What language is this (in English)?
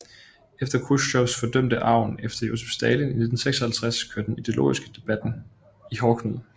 Danish